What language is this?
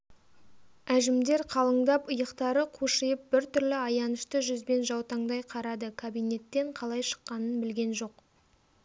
Kazakh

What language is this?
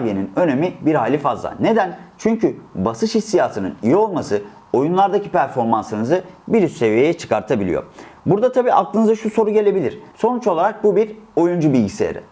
Turkish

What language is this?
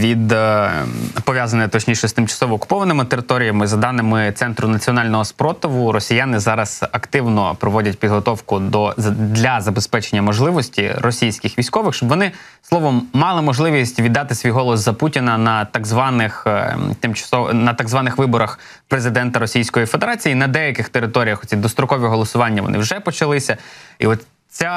Ukrainian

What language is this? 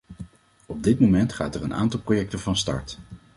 Dutch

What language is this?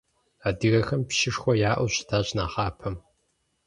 Kabardian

